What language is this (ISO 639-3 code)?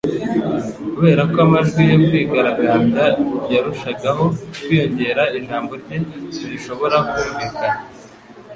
kin